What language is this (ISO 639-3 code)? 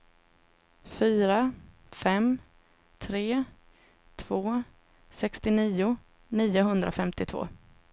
swe